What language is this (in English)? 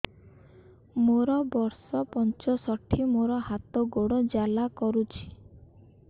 Odia